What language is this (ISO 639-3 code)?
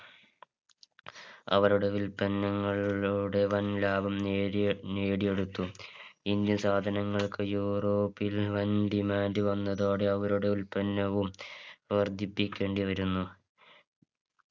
mal